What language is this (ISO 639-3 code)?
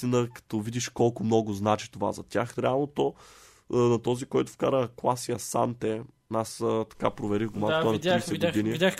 bul